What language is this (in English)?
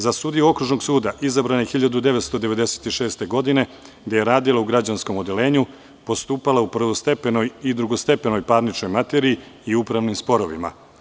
Serbian